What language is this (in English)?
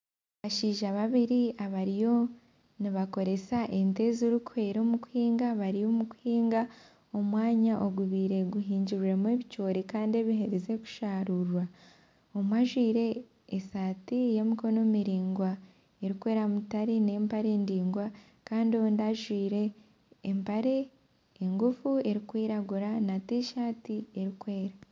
Nyankole